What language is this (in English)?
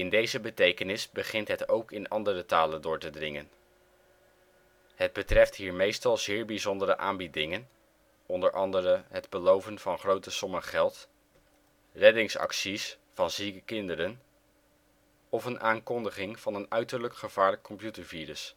Dutch